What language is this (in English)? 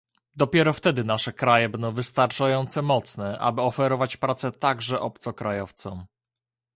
Polish